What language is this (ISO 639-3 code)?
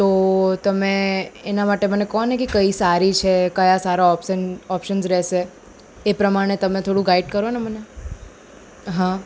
guj